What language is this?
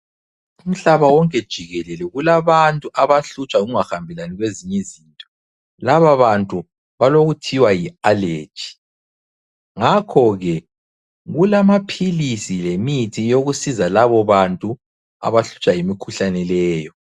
North Ndebele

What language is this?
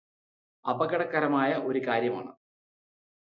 Malayalam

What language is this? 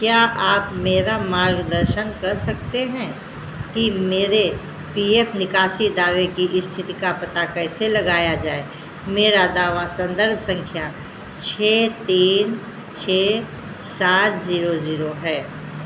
Hindi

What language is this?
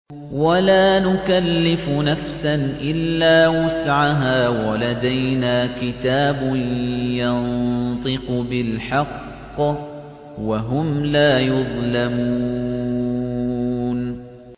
Arabic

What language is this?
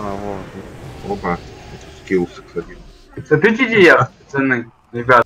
Russian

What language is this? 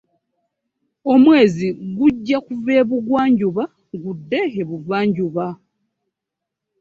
Ganda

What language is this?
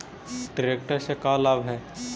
Magahi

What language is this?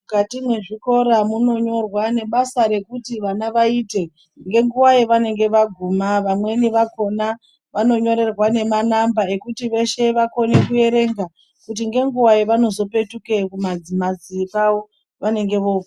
Ndau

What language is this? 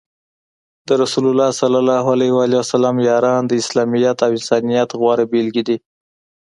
Pashto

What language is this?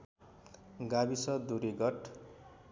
Nepali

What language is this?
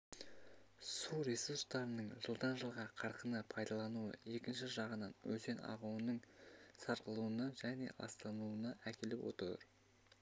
Kazakh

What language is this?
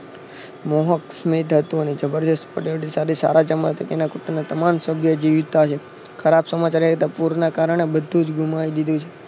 Gujarati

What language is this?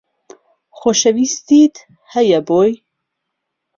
Central Kurdish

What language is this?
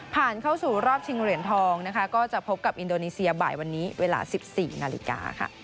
Thai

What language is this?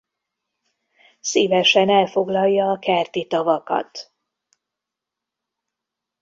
Hungarian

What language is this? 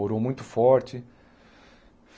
Portuguese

